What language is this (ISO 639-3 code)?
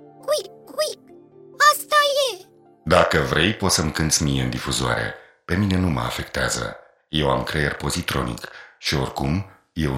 ron